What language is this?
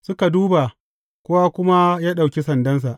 Hausa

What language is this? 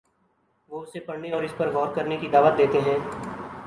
Urdu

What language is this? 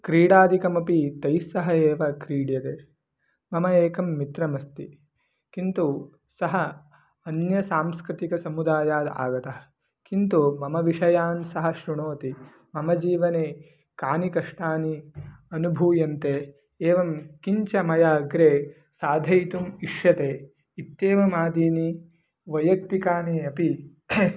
Sanskrit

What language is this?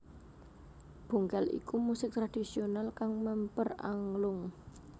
Javanese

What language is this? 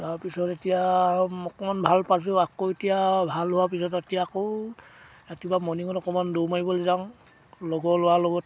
Assamese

